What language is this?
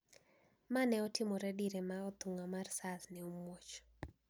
Luo (Kenya and Tanzania)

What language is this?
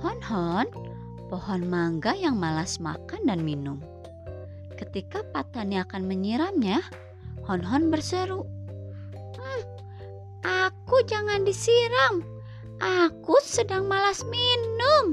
Indonesian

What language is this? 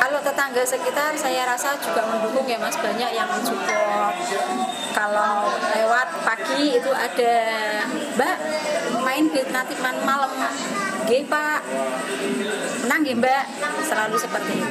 Indonesian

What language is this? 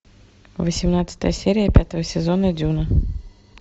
Russian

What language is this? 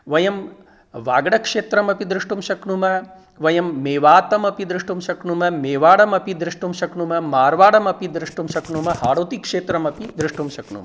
Sanskrit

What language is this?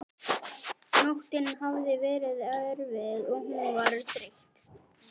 Icelandic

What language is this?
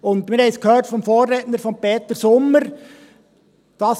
Swiss German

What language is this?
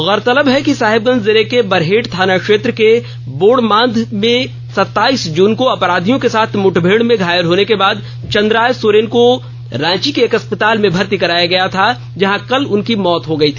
Hindi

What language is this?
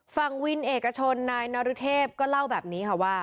Thai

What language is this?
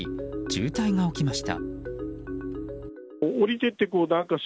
Japanese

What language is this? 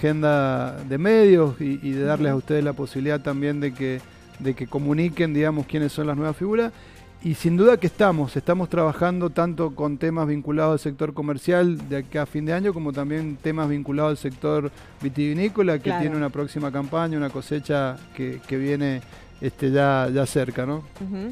Spanish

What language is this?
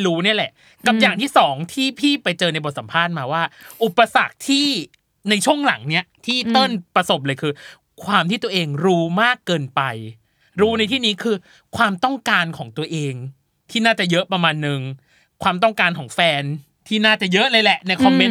Thai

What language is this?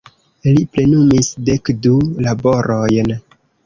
Esperanto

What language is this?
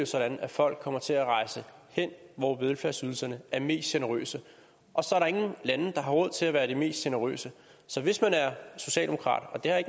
Danish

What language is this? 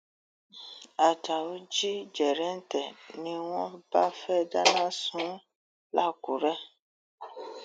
Yoruba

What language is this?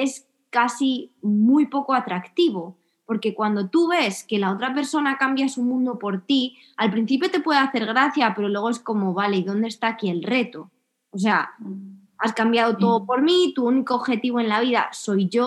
Spanish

